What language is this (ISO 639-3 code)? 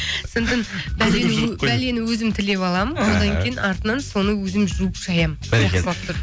kaz